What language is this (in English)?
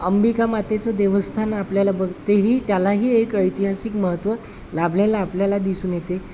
Marathi